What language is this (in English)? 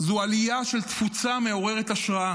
Hebrew